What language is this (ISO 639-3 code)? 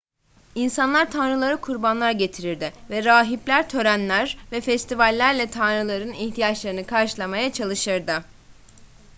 tur